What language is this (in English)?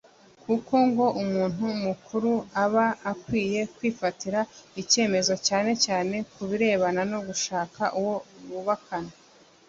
Kinyarwanda